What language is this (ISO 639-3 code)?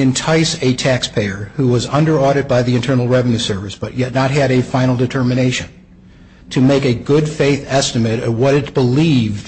eng